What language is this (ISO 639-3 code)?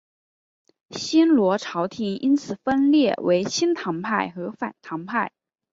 zho